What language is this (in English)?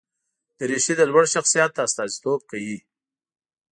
Pashto